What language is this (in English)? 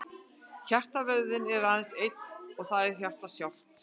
Icelandic